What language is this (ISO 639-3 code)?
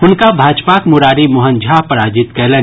mai